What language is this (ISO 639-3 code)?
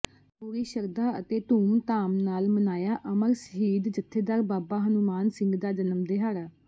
pan